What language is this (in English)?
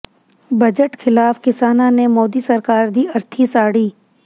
Punjabi